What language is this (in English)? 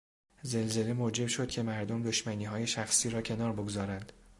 Persian